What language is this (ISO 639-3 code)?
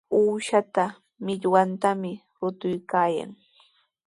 qws